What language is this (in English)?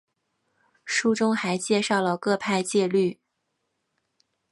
Chinese